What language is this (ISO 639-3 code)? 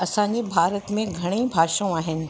snd